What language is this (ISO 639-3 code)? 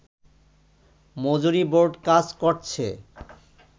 ben